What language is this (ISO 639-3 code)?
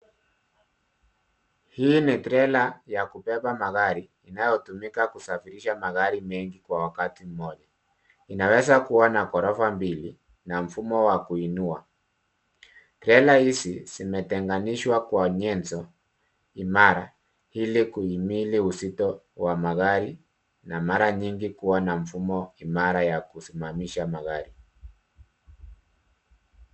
swa